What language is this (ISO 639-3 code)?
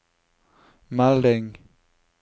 nor